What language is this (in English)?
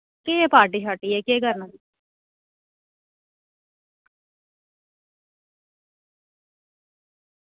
Dogri